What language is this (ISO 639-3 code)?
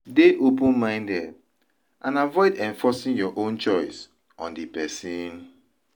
pcm